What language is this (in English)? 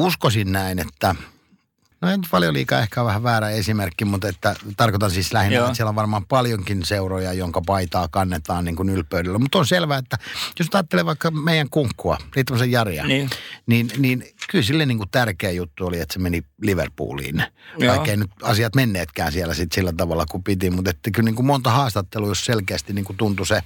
Finnish